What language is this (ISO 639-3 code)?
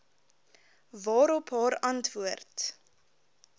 afr